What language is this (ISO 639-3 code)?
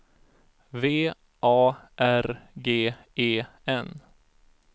swe